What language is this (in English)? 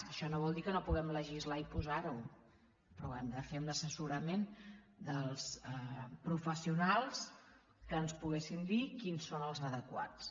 Catalan